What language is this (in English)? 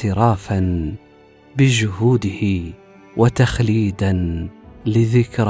Arabic